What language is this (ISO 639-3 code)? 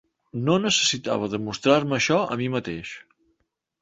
cat